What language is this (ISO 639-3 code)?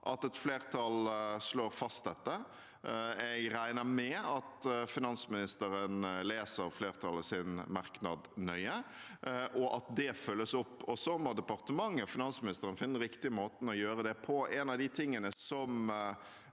nor